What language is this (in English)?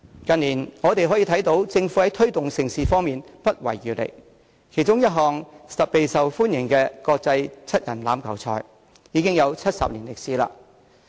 Cantonese